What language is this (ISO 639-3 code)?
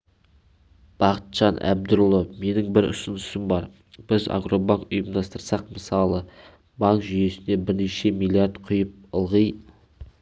kaz